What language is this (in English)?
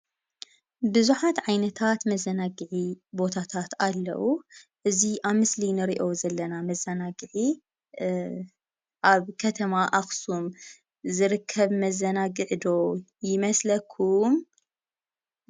Tigrinya